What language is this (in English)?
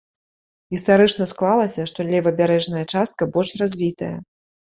Belarusian